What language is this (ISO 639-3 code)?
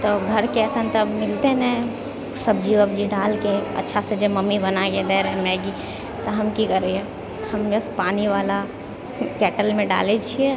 mai